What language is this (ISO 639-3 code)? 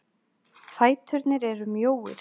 isl